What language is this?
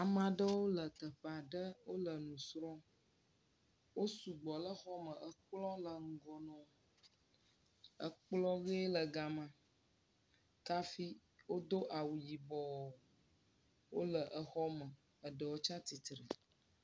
Ewe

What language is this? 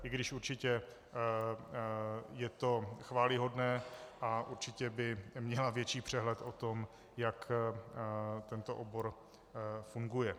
Czech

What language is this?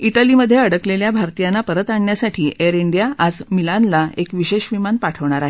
Marathi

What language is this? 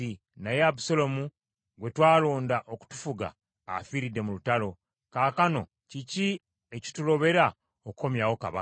Ganda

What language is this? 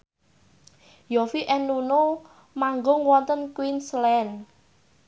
Javanese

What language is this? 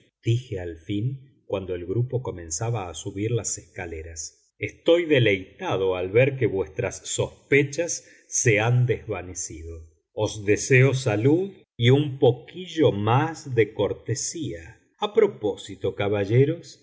Spanish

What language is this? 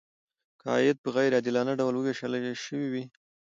Pashto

